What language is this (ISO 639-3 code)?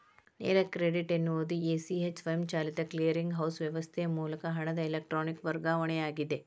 kan